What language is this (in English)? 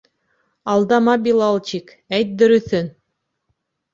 Bashkir